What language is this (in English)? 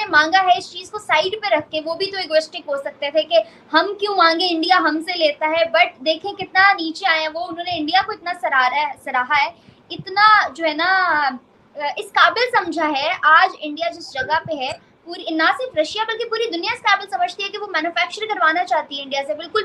Hindi